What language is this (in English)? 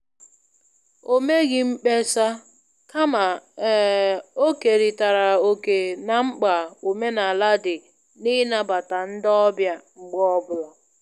Igbo